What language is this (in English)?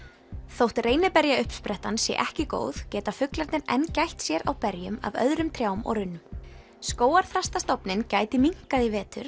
Icelandic